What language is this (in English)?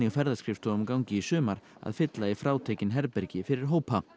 Icelandic